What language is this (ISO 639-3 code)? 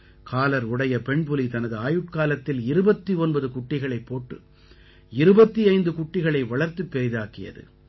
tam